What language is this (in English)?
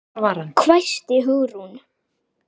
Icelandic